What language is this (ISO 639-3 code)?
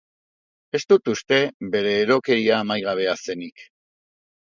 eus